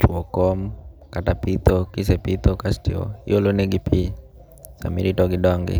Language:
Luo (Kenya and Tanzania)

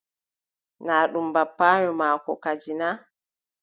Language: Adamawa Fulfulde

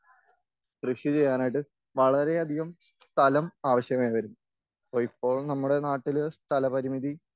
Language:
Malayalam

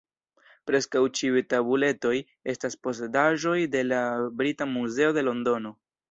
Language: Esperanto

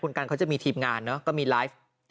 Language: Thai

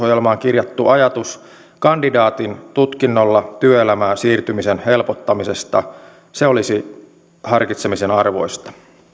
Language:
Finnish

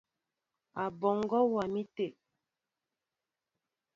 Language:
Mbo (Cameroon)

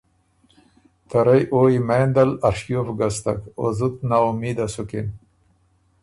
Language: Ormuri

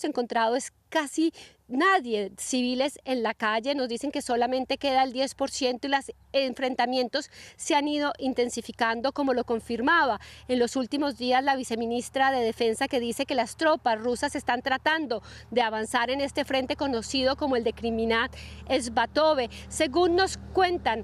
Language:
Spanish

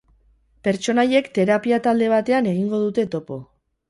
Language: Basque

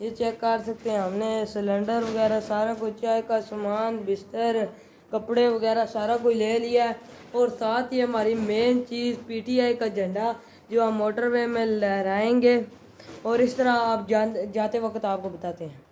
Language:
Hindi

